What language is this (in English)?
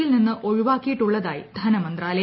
Malayalam